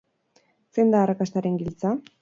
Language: Basque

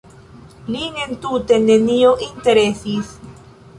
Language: Esperanto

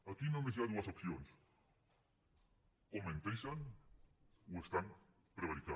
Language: Catalan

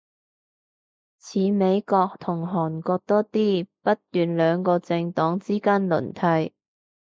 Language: Cantonese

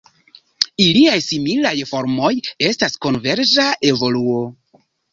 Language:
Esperanto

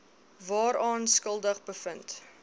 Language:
Afrikaans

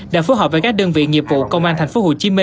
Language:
Vietnamese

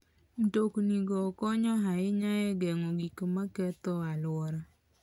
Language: Luo (Kenya and Tanzania)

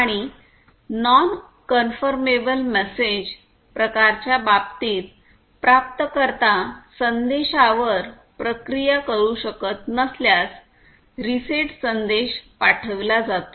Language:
Marathi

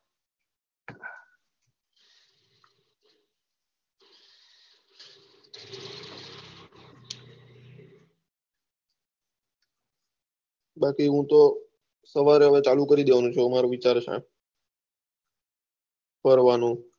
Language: Gujarati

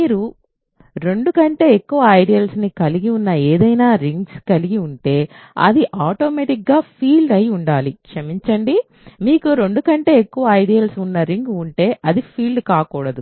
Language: Telugu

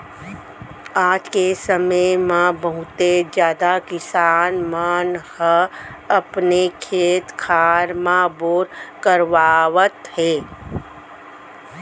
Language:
Chhattisgarhi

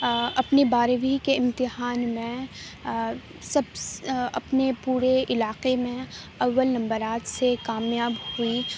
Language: Urdu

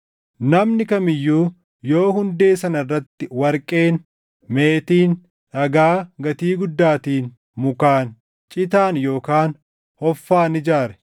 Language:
Oromo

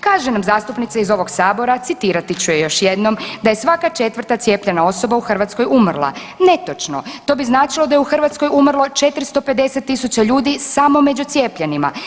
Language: Croatian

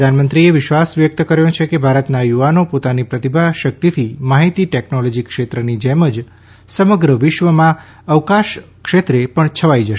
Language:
Gujarati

